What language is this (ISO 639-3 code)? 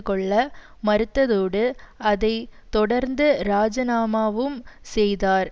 tam